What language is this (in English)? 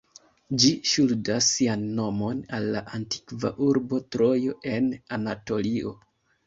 Esperanto